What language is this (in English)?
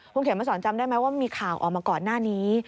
Thai